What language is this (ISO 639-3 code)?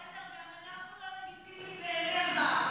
heb